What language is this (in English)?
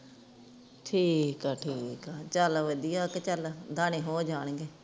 Punjabi